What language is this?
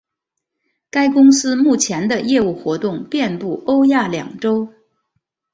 Chinese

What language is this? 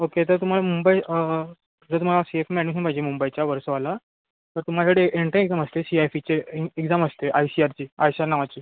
Marathi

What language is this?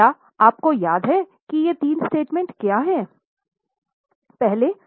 Hindi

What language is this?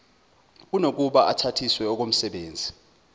Zulu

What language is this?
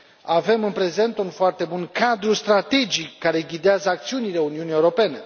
Romanian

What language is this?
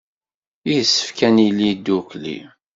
Kabyle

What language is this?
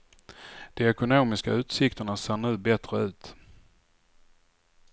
Swedish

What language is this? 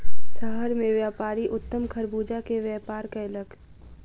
Maithili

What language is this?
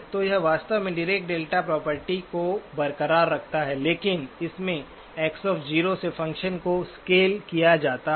Hindi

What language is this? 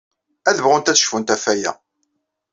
Kabyle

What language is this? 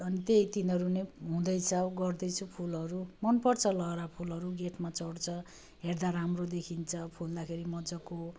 Nepali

